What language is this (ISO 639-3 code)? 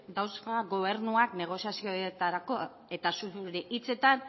eus